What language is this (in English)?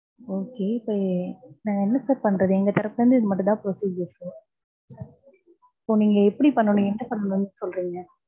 Tamil